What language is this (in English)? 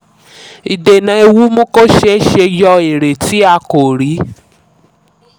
Yoruba